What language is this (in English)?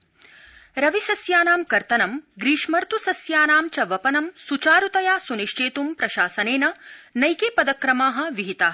Sanskrit